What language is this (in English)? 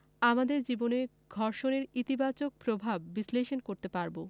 Bangla